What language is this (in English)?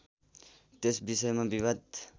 Nepali